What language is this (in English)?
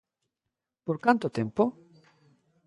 Galician